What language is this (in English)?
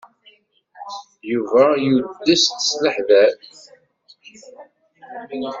Kabyle